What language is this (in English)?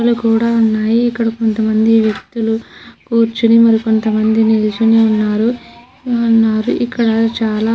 Telugu